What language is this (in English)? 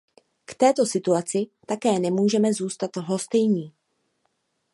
Czech